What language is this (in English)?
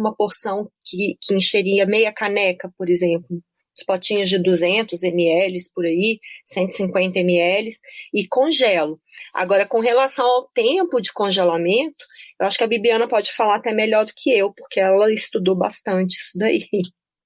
Portuguese